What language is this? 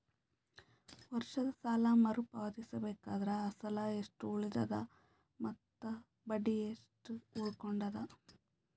Kannada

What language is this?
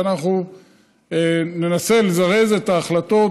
Hebrew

